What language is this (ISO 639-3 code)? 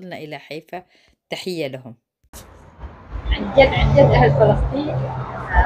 ara